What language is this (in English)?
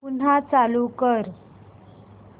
Marathi